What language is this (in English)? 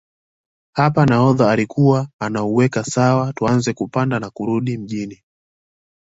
Swahili